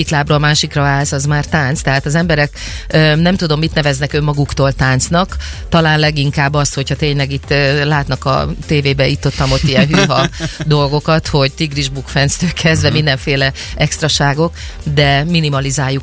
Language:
Hungarian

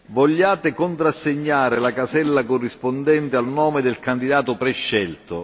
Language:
Italian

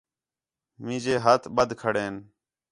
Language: Khetrani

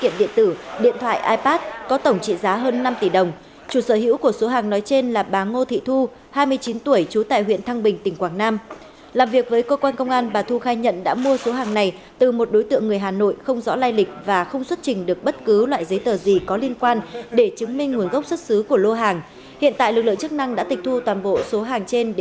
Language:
Vietnamese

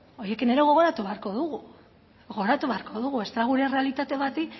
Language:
Basque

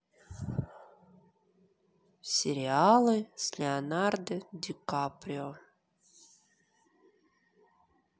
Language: Russian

